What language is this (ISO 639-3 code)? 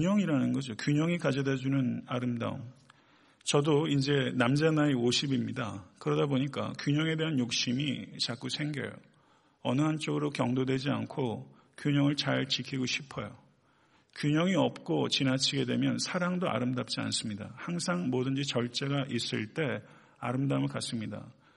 kor